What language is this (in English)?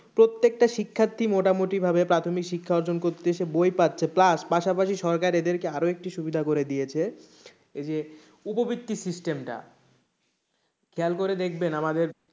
Bangla